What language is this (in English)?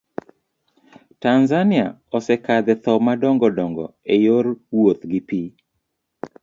Luo (Kenya and Tanzania)